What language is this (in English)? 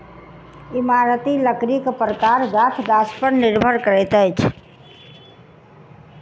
Maithili